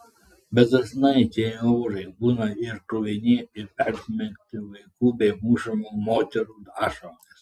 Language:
Lithuanian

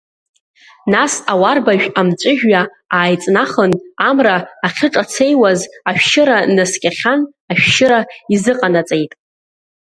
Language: Abkhazian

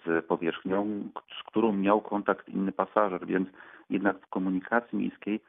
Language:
Polish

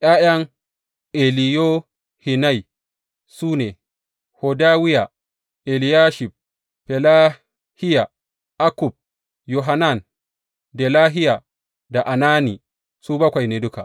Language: Hausa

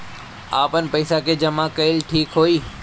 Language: Bhojpuri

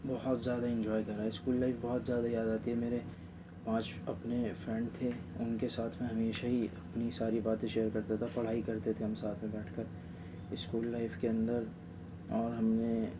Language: Urdu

